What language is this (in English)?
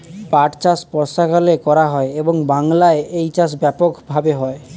Bangla